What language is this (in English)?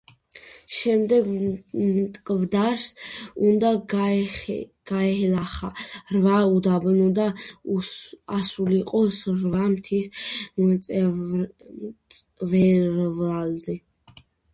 Georgian